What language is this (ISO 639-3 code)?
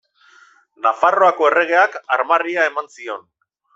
eus